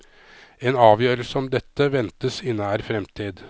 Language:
Norwegian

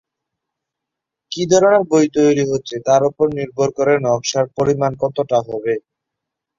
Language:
Bangla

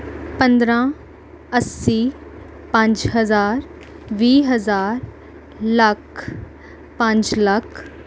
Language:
Punjabi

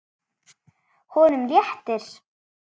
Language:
Icelandic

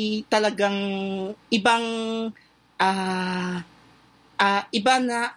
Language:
Filipino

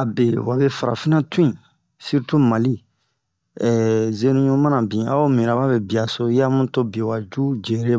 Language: Bomu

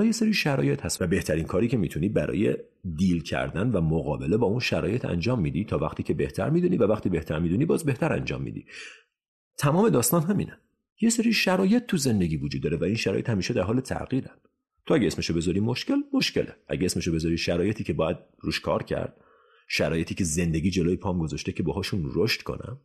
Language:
Persian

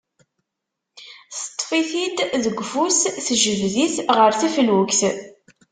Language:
Kabyle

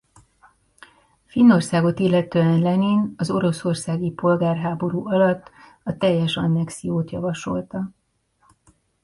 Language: Hungarian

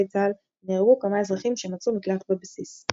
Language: Hebrew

